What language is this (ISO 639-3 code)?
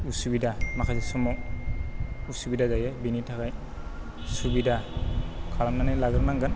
brx